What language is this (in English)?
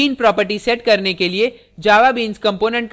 Hindi